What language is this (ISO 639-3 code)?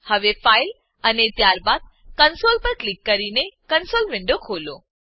guj